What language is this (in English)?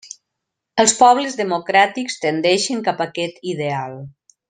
Catalan